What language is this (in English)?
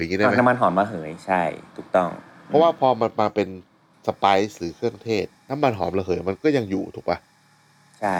Thai